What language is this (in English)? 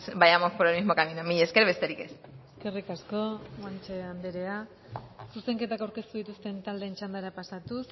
Basque